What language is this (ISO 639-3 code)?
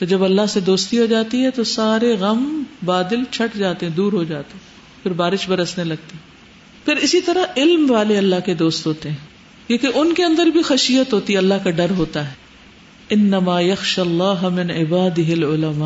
urd